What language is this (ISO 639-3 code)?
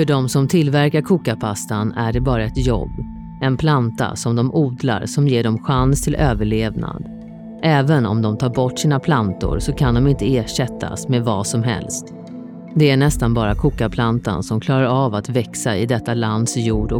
swe